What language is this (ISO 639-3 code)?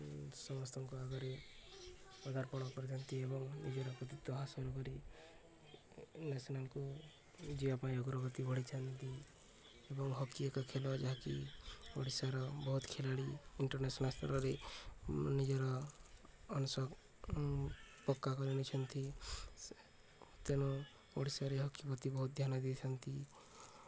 ori